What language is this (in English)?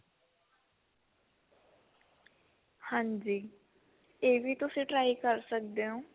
Punjabi